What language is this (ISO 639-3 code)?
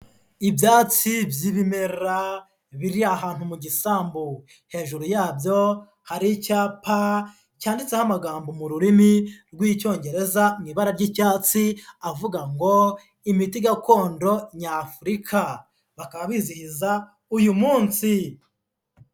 kin